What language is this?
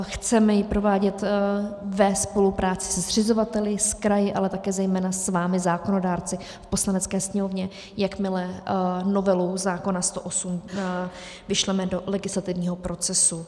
Czech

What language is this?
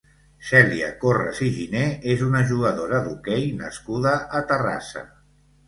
Catalan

